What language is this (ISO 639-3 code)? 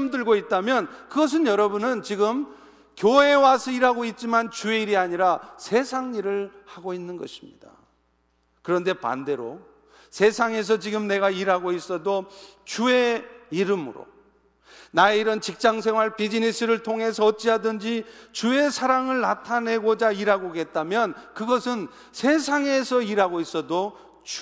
kor